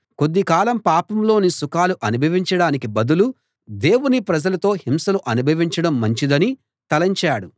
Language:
Telugu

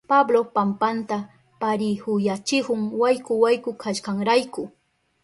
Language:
Southern Pastaza Quechua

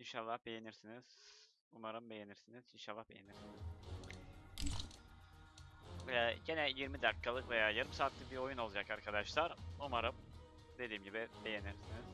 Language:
Turkish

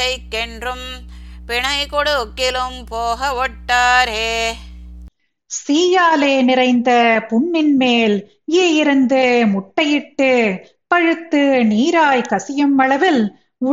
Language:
Tamil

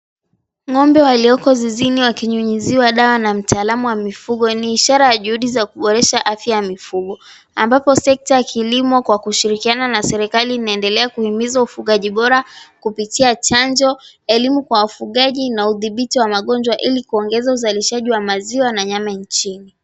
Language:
Swahili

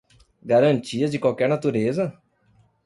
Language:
Portuguese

